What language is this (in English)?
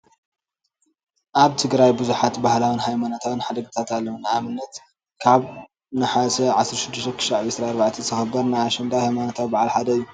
Tigrinya